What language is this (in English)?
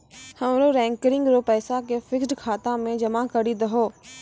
Maithili